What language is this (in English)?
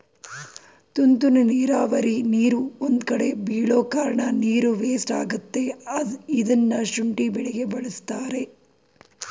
Kannada